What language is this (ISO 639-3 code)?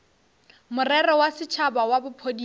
nso